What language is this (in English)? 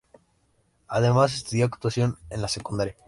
Spanish